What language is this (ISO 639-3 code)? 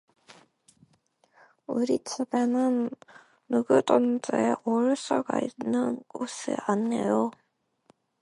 kor